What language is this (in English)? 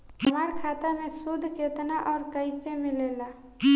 Bhojpuri